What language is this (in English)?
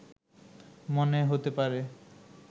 Bangla